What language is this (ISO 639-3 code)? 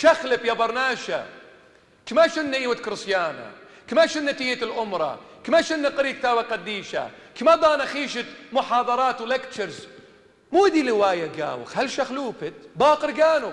ara